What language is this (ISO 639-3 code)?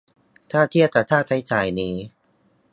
tha